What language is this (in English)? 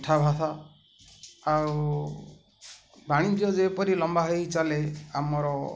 Odia